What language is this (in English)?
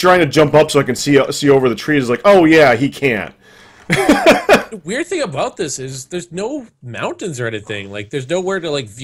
English